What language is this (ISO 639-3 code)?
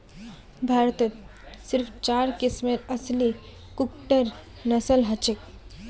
mag